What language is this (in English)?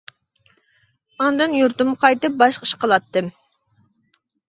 Uyghur